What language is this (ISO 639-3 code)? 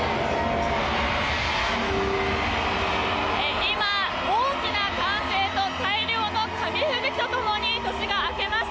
jpn